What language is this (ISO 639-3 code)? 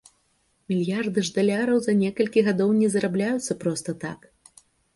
bel